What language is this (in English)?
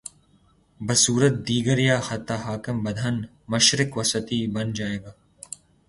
Urdu